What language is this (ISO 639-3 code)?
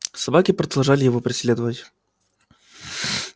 rus